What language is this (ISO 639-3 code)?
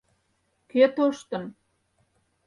chm